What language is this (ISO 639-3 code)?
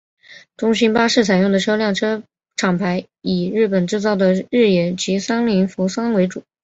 zho